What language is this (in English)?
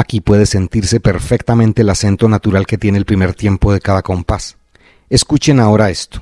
Spanish